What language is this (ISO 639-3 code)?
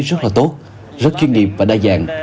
vie